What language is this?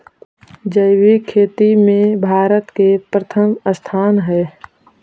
Magahi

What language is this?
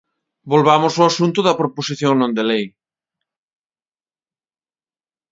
Galician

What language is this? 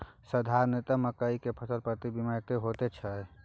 Maithili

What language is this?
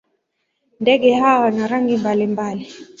Swahili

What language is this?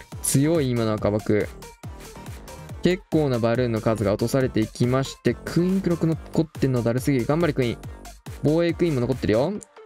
Japanese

